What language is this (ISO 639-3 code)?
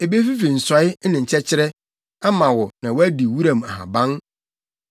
aka